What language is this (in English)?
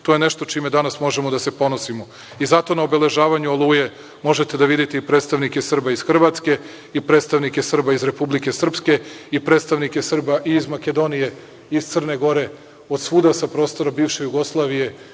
Serbian